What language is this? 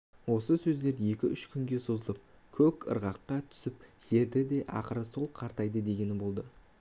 Kazakh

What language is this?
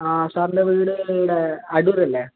Malayalam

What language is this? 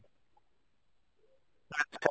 Odia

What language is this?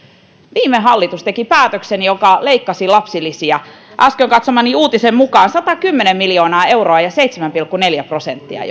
Finnish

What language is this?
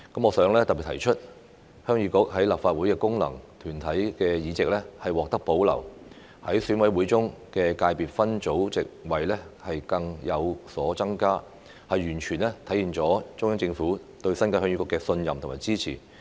Cantonese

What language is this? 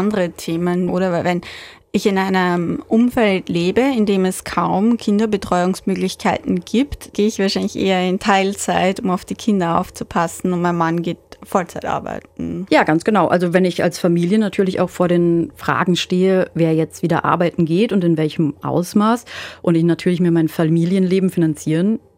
German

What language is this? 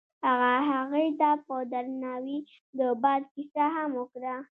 Pashto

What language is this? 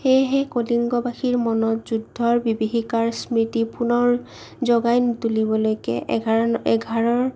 Assamese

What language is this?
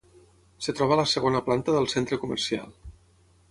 Catalan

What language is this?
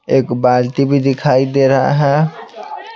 Hindi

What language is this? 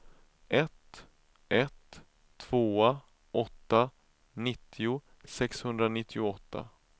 Swedish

